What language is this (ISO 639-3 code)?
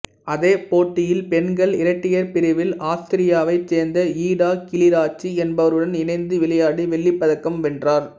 tam